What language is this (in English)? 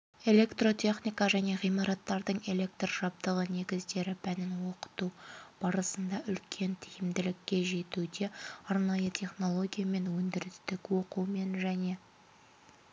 Kazakh